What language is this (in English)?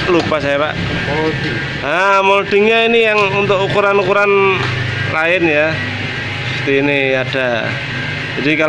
Indonesian